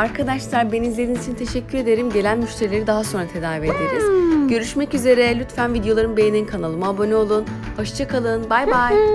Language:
Turkish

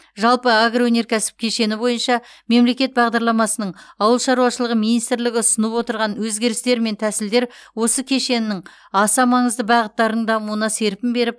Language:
Kazakh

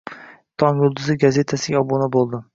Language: Uzbek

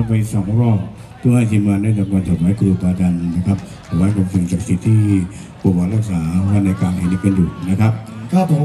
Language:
Thai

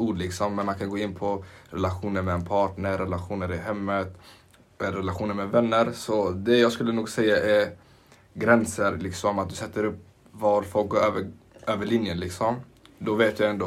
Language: Swedish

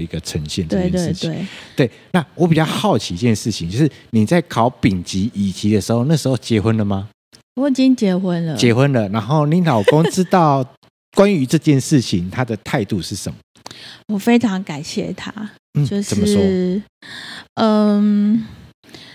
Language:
Chinese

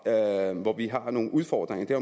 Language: Danish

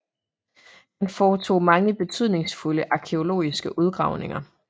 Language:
Danish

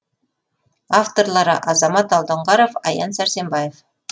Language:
Kazakh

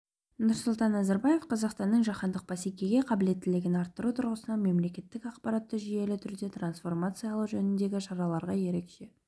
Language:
Kazakh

